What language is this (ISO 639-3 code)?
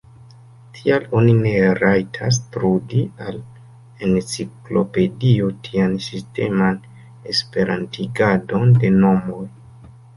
epo